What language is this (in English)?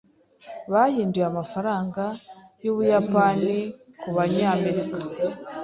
Kinyarwanda